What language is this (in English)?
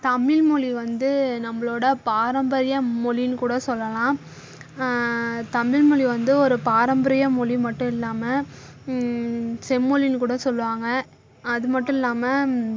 Tamil